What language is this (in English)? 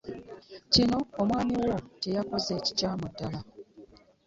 Ganda